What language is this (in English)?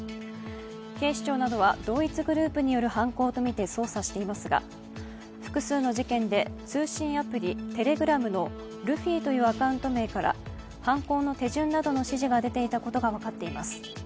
Japanese